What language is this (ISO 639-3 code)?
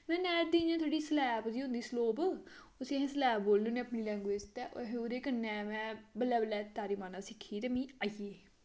doi